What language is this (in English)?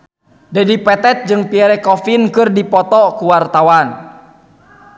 Sundanese